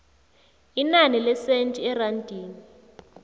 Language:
South Ndebele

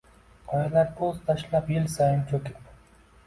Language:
Uzbek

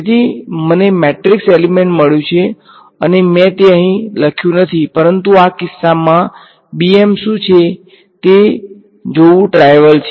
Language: Gujarati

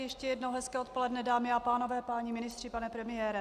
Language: Czech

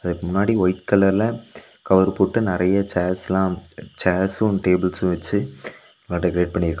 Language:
Tamil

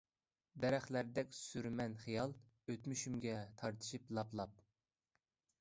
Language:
Uyghur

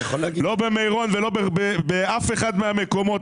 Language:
Hebrew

